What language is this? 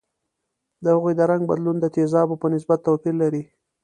Pashto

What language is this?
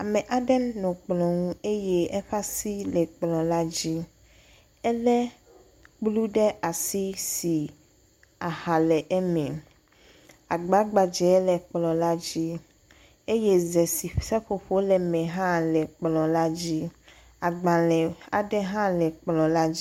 Ewe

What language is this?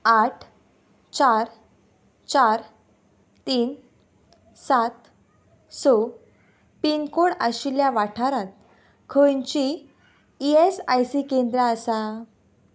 Konkani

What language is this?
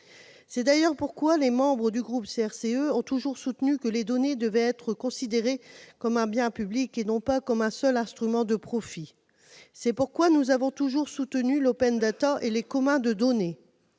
French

